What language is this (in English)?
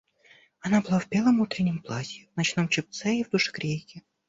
Russian